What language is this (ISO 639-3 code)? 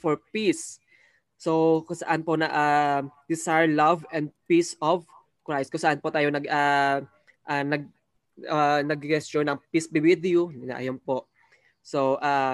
fil